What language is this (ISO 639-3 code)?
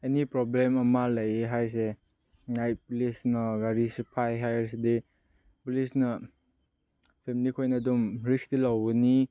mni